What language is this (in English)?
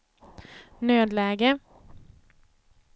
Swedish